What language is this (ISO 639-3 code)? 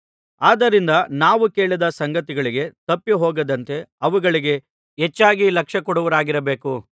kan